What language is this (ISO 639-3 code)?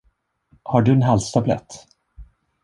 swe